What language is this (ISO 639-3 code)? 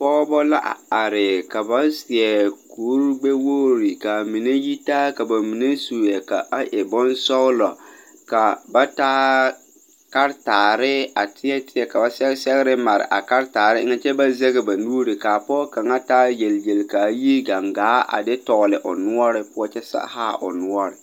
dga